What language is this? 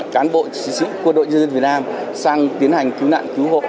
Vietnamese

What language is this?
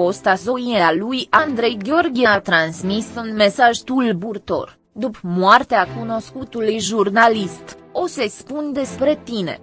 Romanian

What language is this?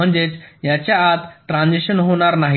Marathi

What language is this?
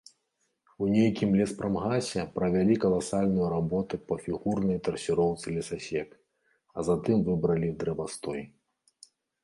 Belarusian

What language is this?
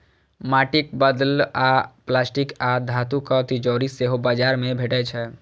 Maithili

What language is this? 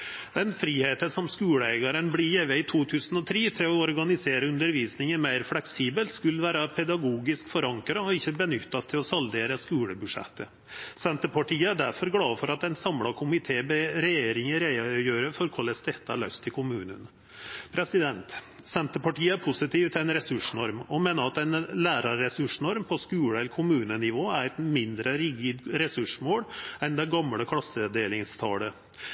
Norwegian Nynorsk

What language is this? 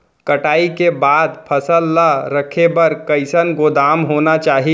Chhattisgarhi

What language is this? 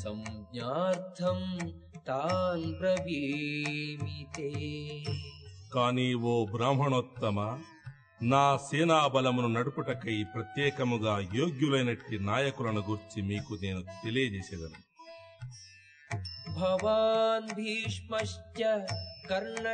Telugu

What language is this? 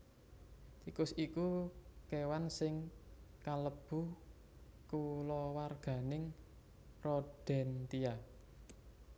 Javanese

